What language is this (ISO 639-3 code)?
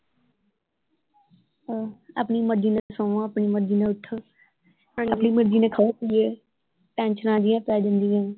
pan